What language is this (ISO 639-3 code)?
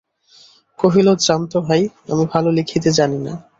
ben